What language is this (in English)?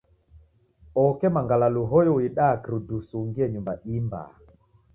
Taita